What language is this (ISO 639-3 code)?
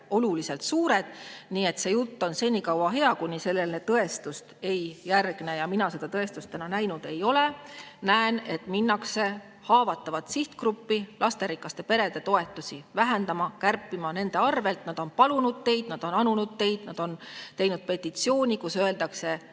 est